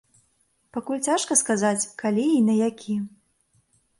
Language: Belarusian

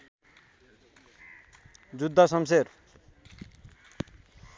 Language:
Nepali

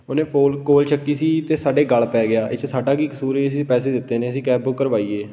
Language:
Punjabi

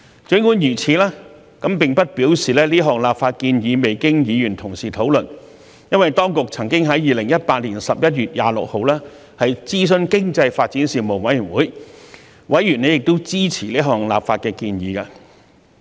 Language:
Cantonese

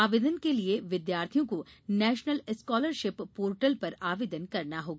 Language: Hindi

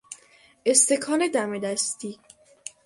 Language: Persian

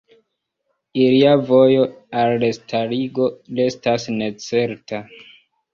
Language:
Esperanto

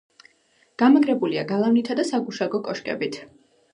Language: Georgian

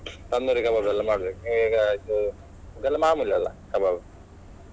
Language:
Kannada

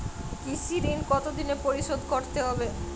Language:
Bangla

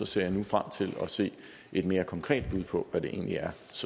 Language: Danish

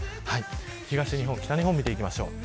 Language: Japanese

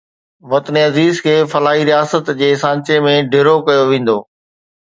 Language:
Sindhi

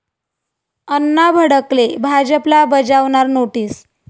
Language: Marathi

